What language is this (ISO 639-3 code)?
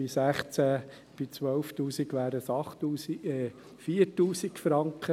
gsw